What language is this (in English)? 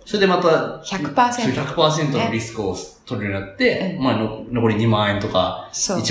Japanese